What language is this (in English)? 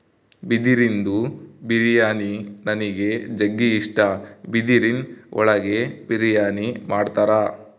Kannada